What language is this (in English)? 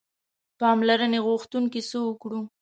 Pashto